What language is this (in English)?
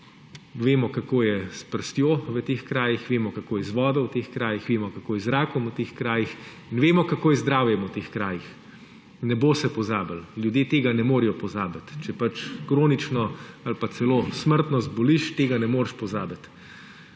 Slovenian